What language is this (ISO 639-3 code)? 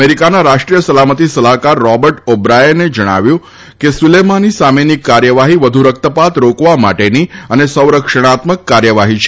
guj